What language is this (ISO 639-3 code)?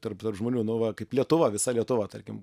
lit